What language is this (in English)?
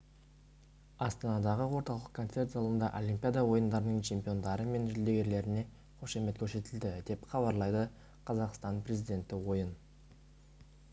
Kazakh